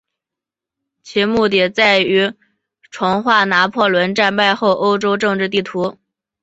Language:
Chinese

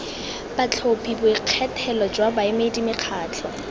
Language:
Tswana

